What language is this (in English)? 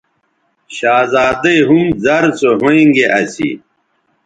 Bateri